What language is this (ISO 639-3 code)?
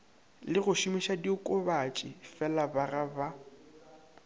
nso